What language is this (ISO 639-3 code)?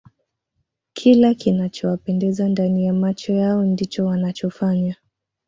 swa